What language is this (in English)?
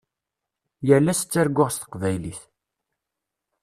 Kabyle